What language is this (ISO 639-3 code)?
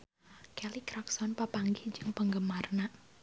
sun